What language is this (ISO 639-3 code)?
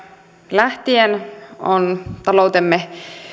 fin